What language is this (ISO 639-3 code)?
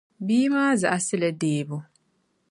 dag